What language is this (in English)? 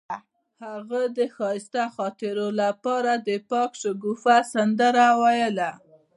Pashto